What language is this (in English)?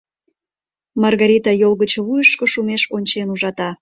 Mari